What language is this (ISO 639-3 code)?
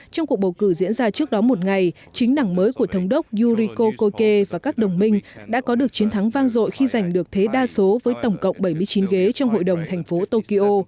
vie